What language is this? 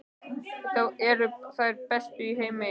Icelandic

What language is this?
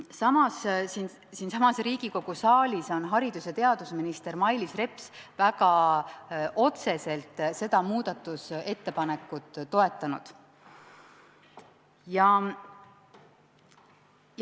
Estonian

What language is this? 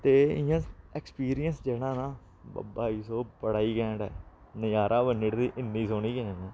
Dogri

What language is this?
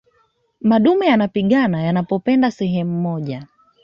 Swahili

